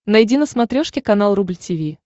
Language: Russian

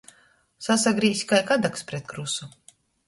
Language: Latgalian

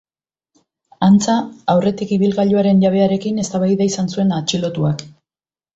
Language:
Basque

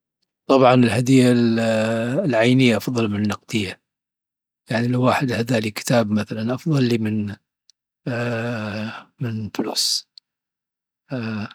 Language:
Dhofari Arabic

